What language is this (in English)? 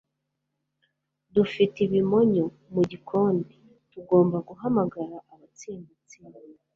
Kinyarwanda